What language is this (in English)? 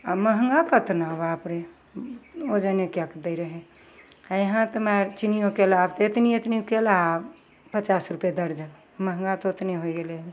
Maithili